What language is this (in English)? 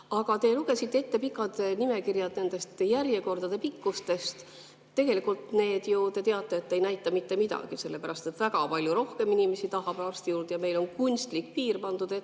Estonian